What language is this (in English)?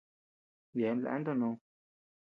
Tepeuxila Cuicatec